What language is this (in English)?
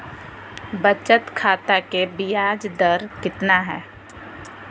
Magahi